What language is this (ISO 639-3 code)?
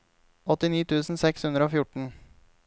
nor